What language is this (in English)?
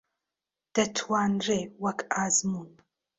Central Kurdish